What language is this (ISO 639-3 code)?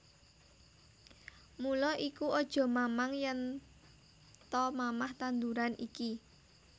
jav